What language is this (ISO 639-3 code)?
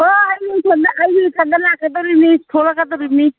mni